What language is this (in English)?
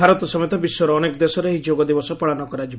Odia